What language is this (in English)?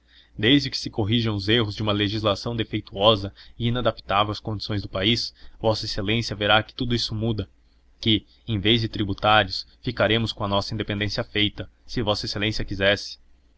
Portuguese